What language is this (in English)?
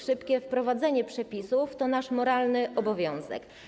Polish